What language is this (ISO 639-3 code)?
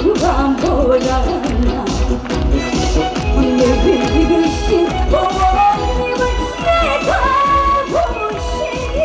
kor